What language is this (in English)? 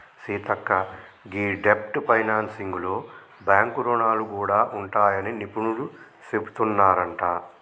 Telugu